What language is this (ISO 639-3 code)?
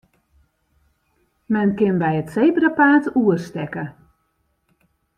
fry